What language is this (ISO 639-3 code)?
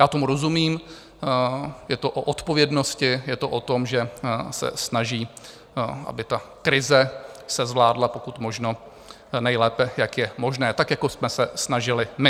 ces